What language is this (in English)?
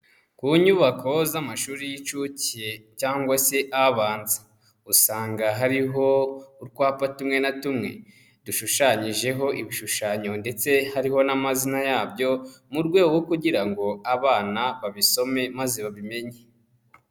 Kinyarwanda